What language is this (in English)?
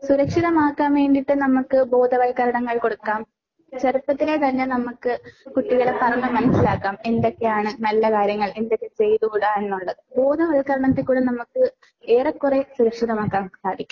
Malayalam